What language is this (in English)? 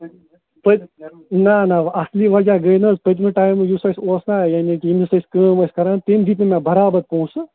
Kashmiri